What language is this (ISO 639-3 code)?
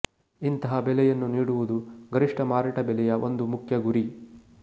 kan